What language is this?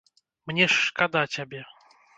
Belarusian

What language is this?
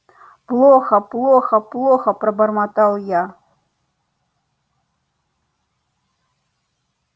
Russian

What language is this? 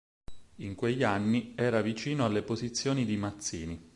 Italian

